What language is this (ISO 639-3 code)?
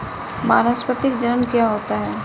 hin